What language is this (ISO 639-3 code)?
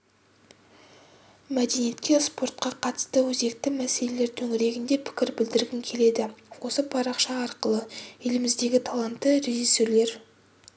kaz